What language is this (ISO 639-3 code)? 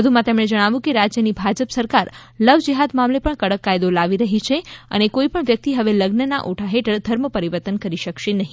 guj